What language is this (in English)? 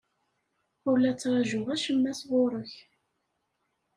Kabyle